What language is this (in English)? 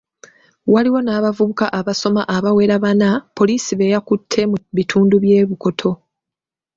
Ganda